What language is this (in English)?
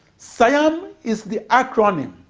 English